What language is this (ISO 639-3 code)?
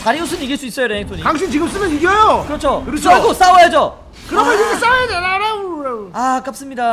kor